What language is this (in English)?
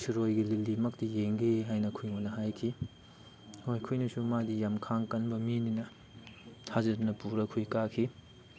Manipuri